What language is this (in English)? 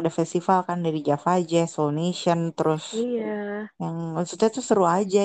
Indonesian